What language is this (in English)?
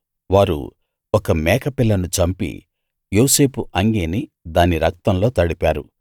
Telugu